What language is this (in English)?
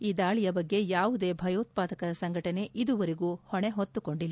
Kannada